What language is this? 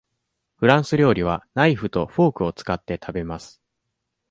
Japanese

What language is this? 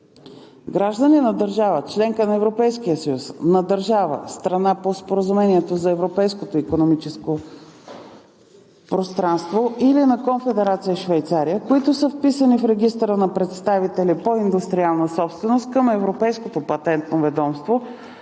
Bulgarian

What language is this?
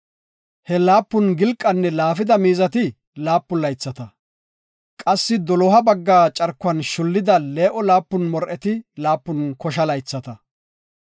Gofa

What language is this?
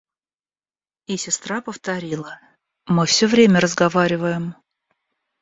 Russian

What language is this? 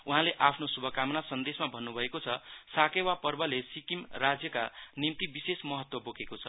Nepali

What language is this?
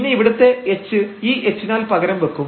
Malayalam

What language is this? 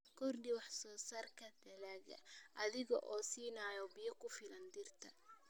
Somali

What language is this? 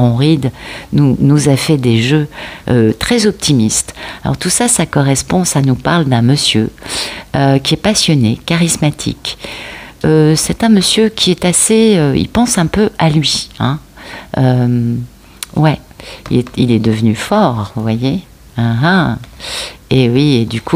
French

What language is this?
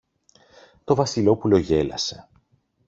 Greek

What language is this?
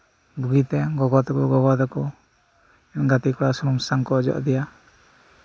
Santali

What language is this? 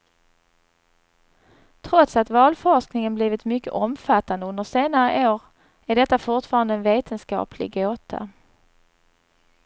Swedish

